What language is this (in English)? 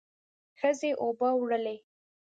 Pashto